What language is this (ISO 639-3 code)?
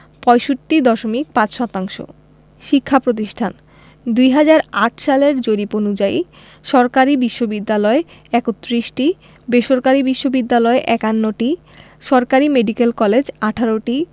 ben